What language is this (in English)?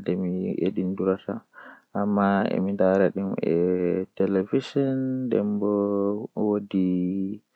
Western Niger Fulfulde